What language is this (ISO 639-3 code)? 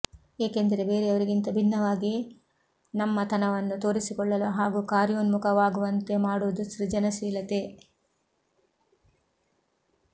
kan